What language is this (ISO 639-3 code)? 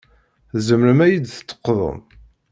kab